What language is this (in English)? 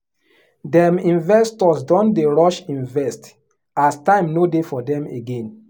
Nigerian Pidgin